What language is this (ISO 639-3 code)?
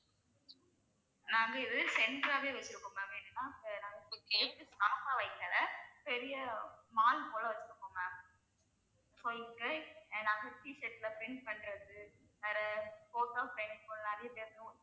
tam